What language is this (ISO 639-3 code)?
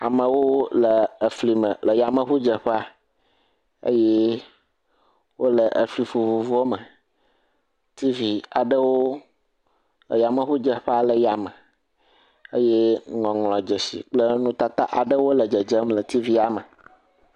ewe